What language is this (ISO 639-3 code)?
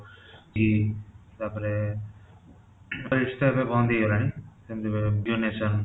ori